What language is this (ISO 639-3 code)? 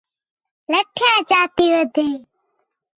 xhe